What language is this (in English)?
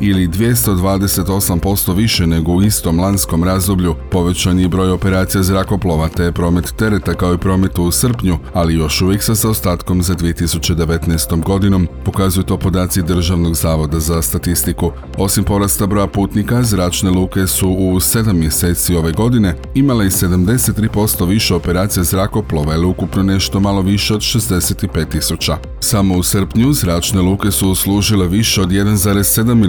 Croatian